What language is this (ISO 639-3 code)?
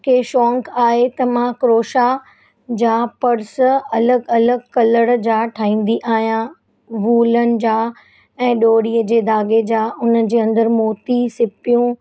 snd